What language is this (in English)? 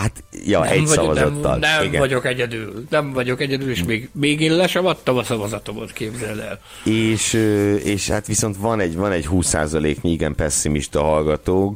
Hungarian